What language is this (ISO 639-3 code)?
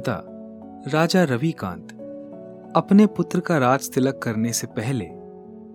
hin